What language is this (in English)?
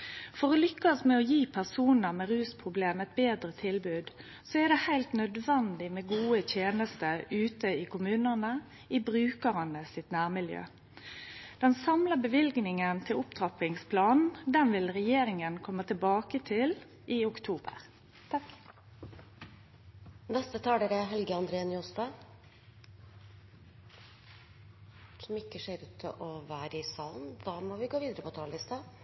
Norwegian